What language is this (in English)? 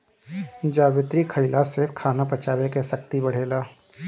Bhojpuri